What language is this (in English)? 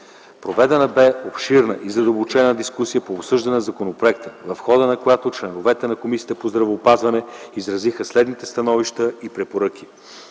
Bulgarian